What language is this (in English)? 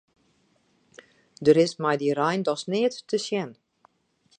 Western Frisian